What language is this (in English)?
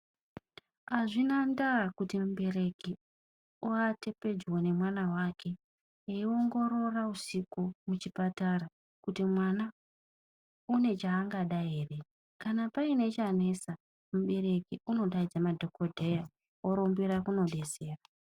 Ndau